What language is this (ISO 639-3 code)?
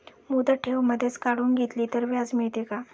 mar